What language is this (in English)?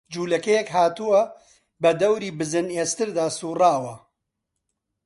Central Kurdish